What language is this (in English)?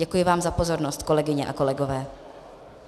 Czech